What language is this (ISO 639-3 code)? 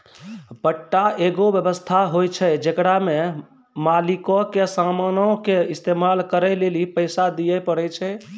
mai